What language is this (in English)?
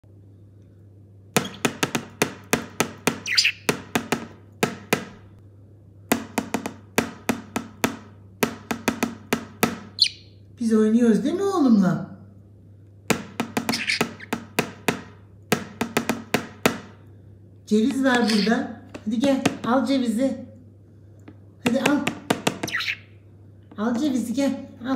Turkish